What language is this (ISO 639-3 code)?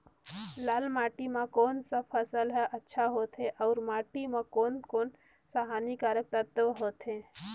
hne